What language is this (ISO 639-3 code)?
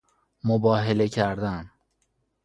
fas